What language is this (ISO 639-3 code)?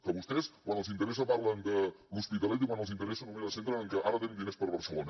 cat